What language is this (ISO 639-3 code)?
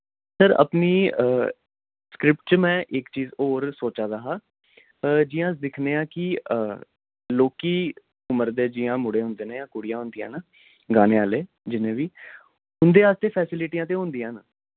doi